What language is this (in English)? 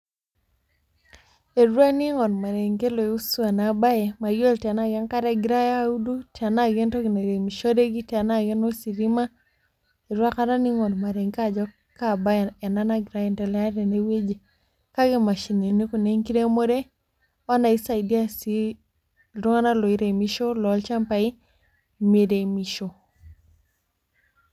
Masai